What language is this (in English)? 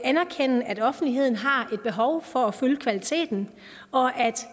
Danish